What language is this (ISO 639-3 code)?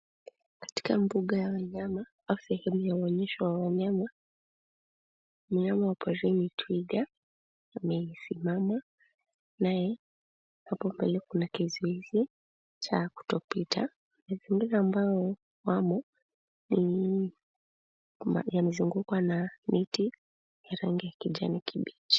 swa